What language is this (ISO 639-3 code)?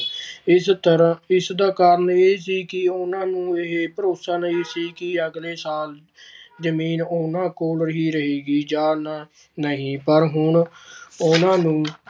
pan